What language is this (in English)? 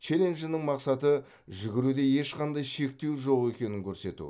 Kazakh